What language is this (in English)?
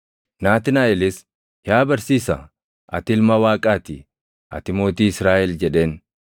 Oromo